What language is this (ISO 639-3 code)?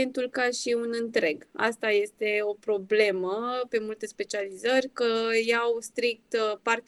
ron